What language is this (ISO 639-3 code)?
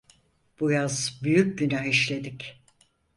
tur